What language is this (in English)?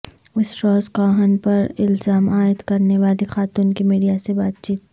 Urdu